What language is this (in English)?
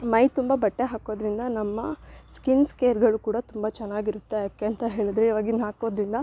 Kannada